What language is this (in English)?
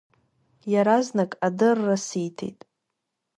Abkhazian